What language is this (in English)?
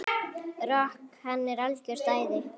Icelandic